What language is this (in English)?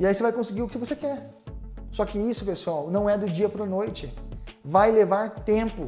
Portuguese